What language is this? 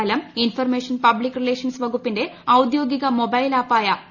Malayalam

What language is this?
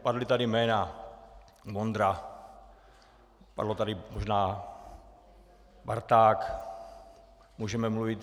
Czech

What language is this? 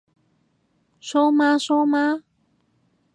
Cantonese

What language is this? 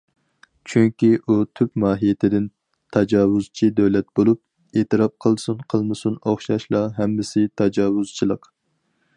Uyghur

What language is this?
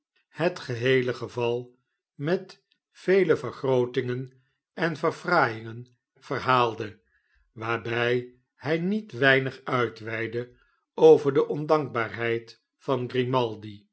Dutch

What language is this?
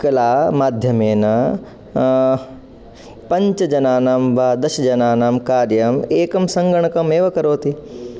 Sanskrit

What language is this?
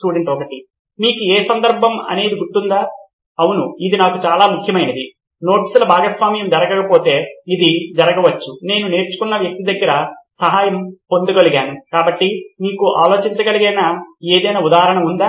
Telugu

